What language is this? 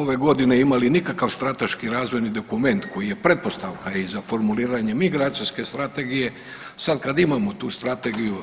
Croatian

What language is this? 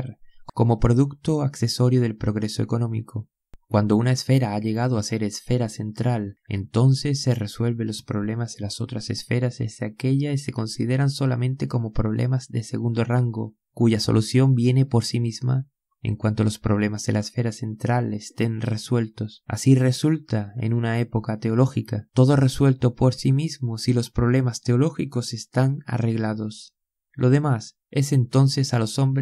Spanish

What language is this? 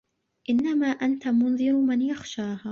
Arabic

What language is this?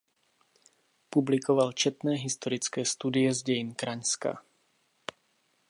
Czech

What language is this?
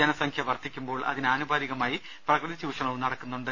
Malayalam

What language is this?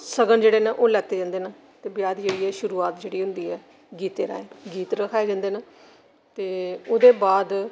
Dogri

